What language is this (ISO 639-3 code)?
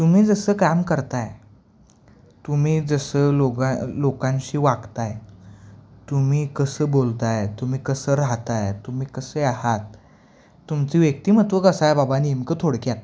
mar